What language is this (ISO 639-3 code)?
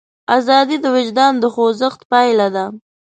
pus